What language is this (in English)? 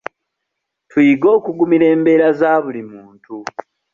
Ganda